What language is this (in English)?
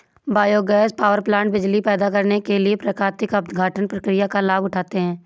Hindi